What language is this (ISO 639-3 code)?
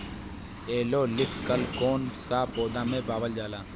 bho